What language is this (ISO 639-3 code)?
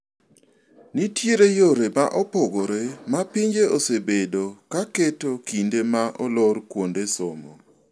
luo